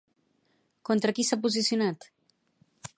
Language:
Catalan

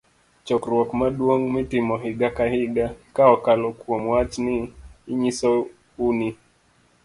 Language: Luo (Kenya and Tanzania)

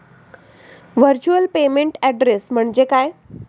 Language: Marathi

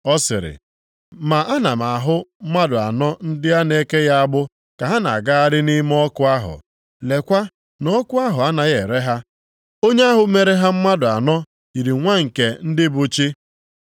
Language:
Igbo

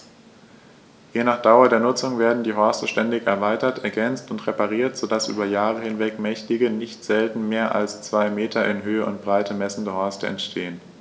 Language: German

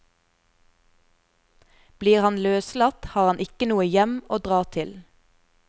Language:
Norwegian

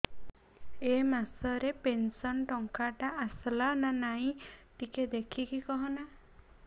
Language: Odia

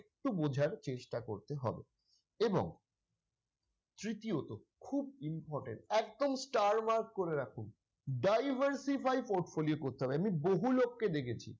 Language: Bangla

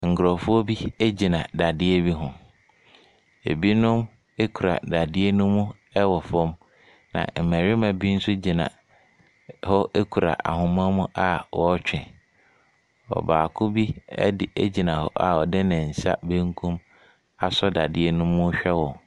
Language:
Akan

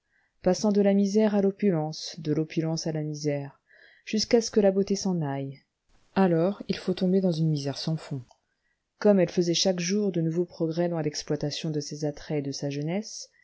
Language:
French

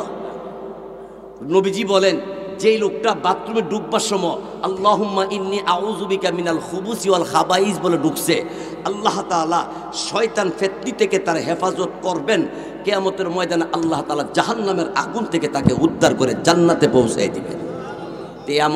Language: Indonesian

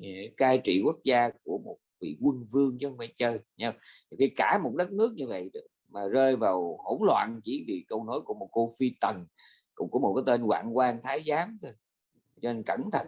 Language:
Vietnamese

